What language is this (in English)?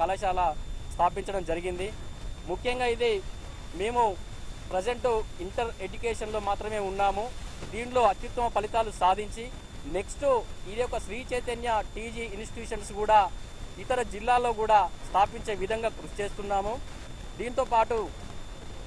Portuguese